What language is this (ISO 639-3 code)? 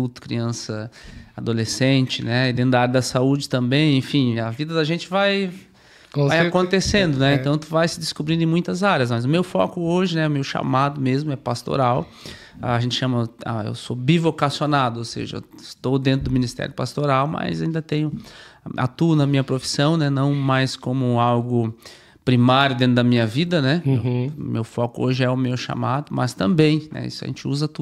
por